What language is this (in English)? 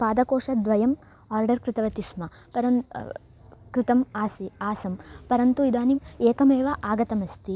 Sanskrit